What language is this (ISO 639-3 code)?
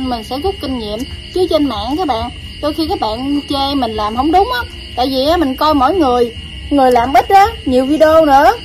vie